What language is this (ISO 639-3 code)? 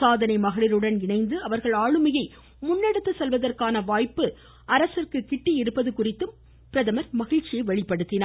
tam